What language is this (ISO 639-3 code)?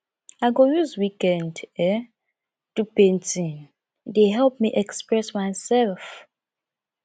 pcm